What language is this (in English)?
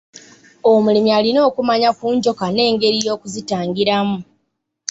Ganda